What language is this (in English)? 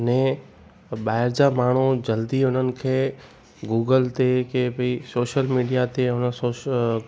Sindhi